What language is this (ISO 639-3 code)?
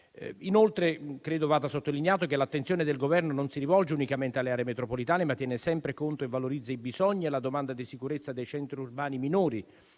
ita